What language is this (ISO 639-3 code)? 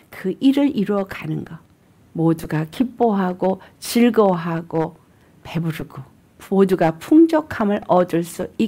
kor